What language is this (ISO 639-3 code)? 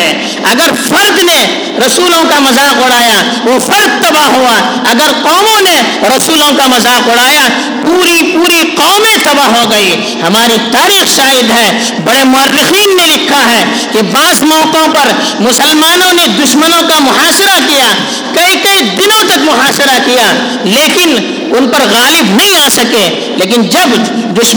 urd